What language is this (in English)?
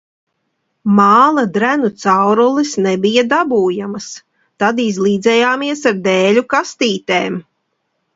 Latvian